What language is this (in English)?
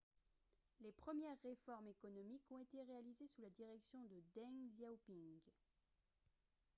French